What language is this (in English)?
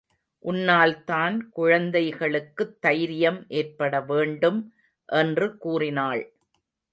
Tamil